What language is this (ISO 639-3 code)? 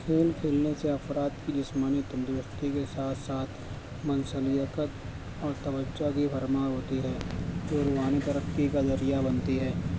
urd